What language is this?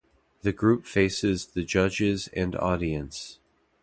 English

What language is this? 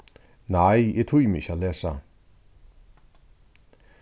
Faroese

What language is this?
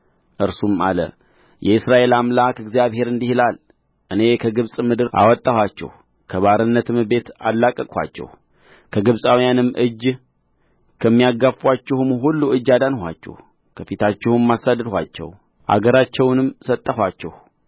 Amharic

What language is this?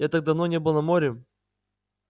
Russian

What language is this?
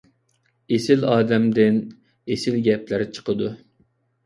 Uyghur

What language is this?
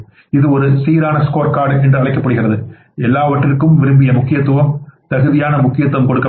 Tamil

